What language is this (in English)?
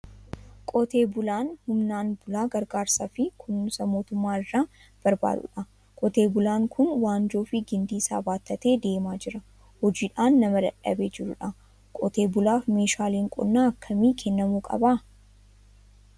Oromo